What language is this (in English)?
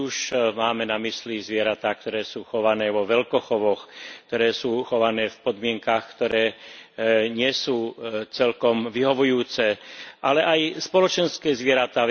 Slovak